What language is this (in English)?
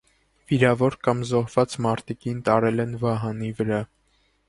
Armenian